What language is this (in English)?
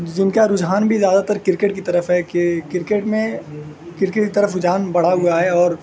Urdu